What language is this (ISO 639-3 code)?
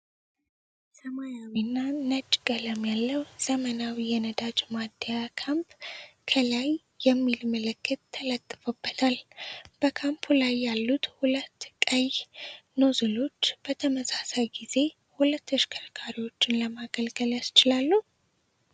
amh